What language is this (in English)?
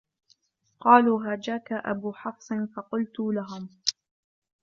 Arabic